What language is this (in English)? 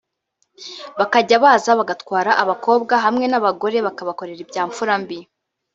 Kinyarwanda